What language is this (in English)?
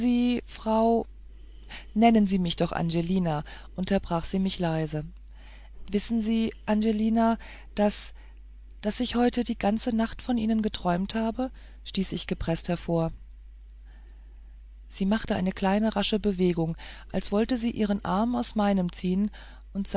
German